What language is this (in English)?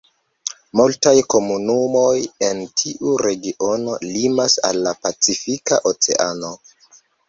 Esperanto